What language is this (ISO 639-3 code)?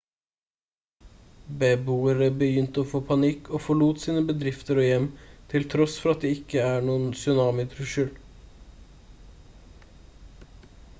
nob